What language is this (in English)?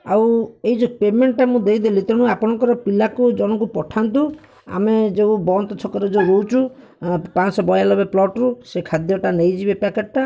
Odia